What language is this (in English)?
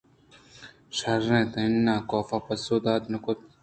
Eastern Balochi